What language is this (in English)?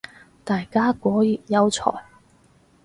Cantonese